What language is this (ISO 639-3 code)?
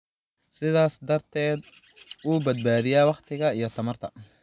som